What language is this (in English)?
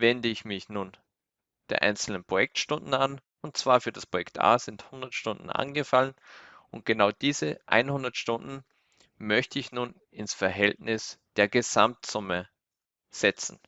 German